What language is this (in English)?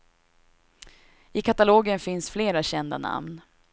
Swedish